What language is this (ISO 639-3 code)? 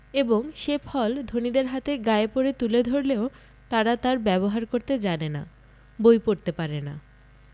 ben